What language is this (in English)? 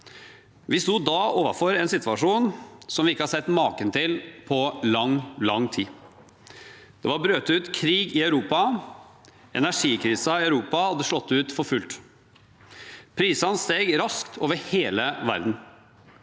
Norwegian